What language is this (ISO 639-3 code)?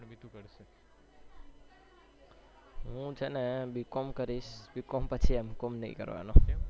guj